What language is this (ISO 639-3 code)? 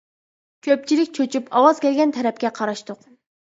uig